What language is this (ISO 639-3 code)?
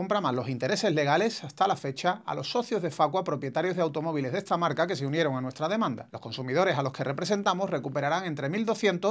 spa